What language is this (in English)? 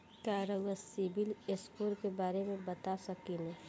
Bhojpuri